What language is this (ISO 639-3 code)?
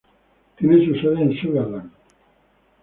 spa